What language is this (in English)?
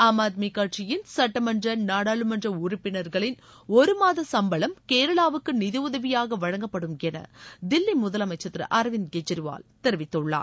Tamil